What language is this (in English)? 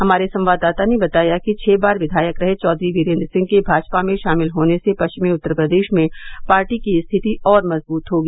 Hindi